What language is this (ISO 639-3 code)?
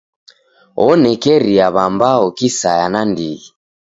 dav